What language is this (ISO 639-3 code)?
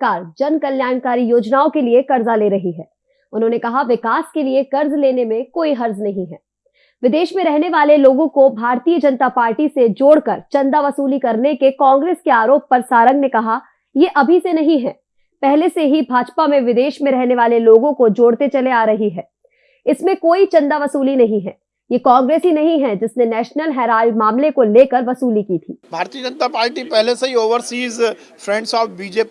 hin